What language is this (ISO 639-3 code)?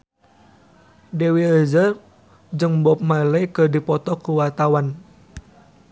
sun